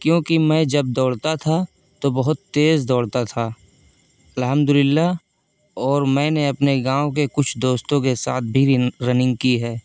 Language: Urdu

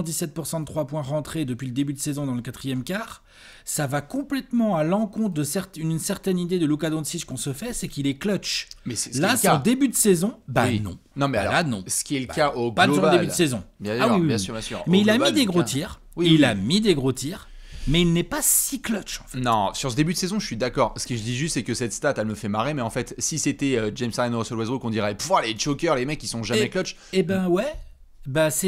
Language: French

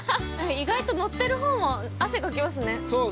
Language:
Japanese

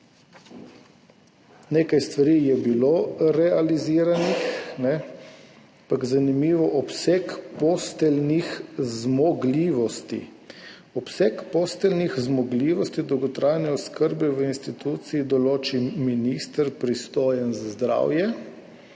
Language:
Slovenian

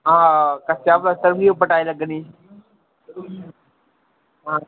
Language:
Dogri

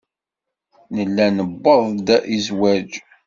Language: Kabyle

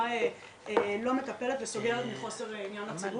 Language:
Hebrew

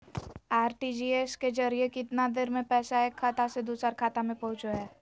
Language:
Magahi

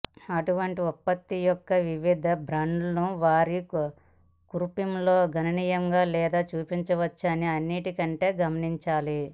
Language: Telugu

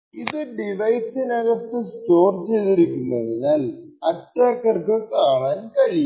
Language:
Malayalam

